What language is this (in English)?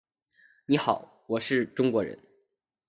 Chinese